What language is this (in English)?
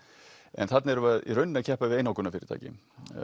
Icelandic